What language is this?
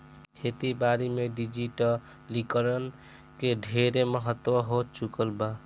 Bhojpuri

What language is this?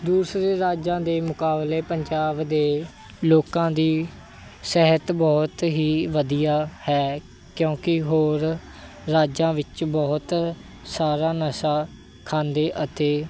Punjabi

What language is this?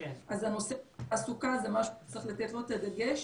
Hebrew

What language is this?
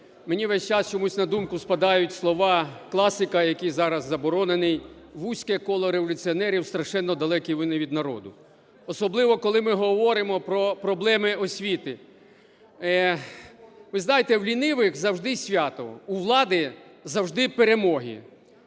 Ukrainian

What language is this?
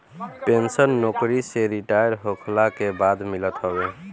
Bhojpuri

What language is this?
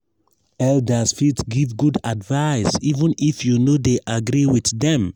Nigerian Pidgin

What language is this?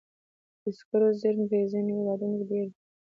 Pashto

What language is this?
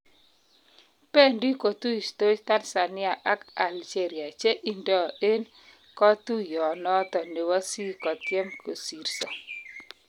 Kalenjin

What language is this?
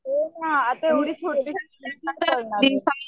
Marathi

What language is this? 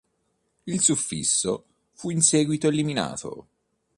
Italian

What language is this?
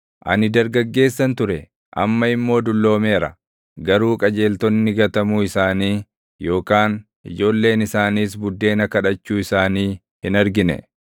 Oromo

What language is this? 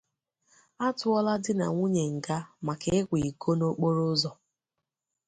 Igbo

